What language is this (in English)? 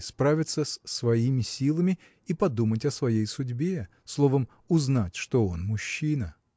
Russian